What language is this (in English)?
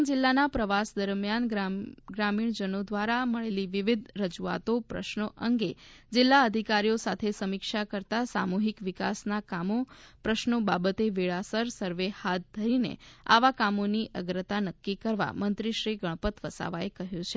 Gujarati